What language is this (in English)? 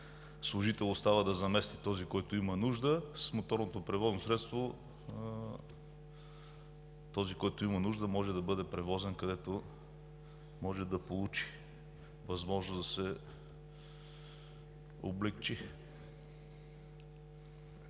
Bulgarian